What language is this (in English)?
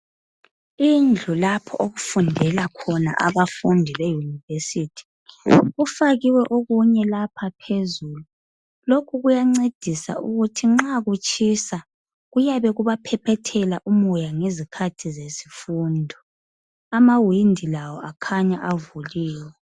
North Ndebele